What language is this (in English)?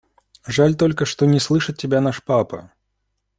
Russian